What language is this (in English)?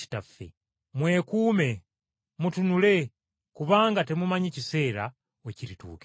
Ganda